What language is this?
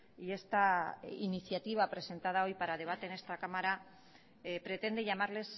Spanish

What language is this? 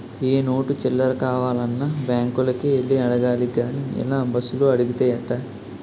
Telugu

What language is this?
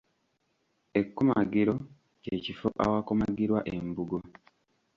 Ganda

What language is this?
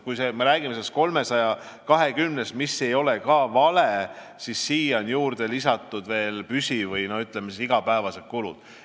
Estonian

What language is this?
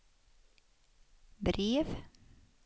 Swedish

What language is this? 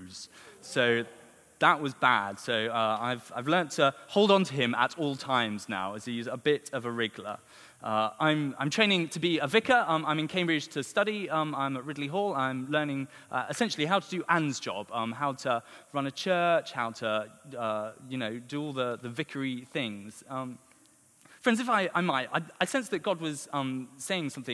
English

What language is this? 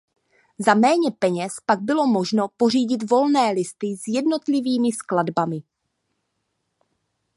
Czech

